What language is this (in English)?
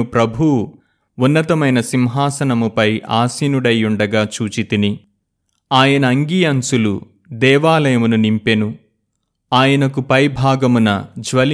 Telugu